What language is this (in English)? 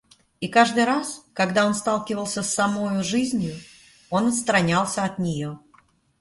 Russian